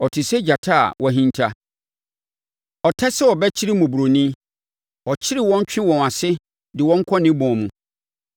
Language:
Akan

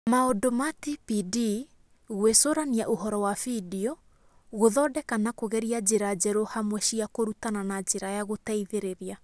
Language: Kikuyu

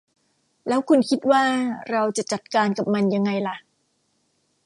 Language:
Thai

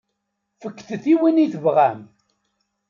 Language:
Kabyle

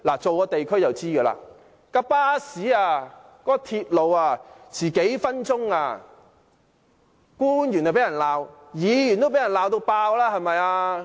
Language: Cantonese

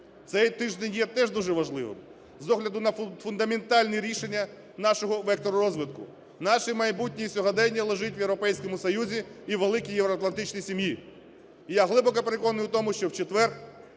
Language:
Ukrainian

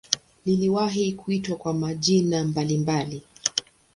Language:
Swahili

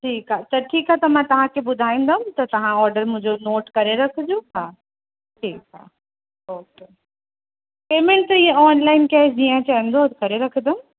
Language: Sindhi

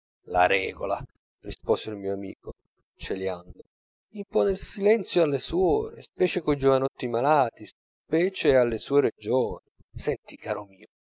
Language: Italian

